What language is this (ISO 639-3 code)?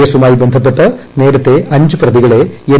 mal